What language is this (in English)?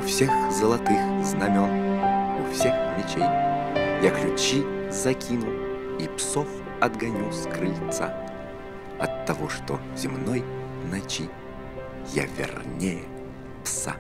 Russian